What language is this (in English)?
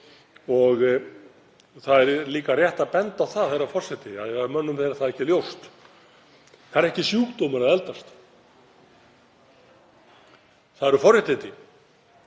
Icelandic